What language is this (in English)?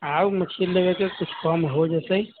Maithili